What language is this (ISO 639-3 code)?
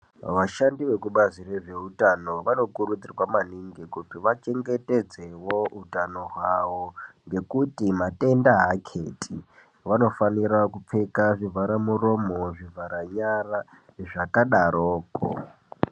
ndc